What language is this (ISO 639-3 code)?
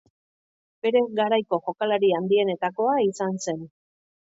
eus